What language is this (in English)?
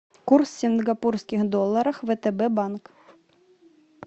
Russian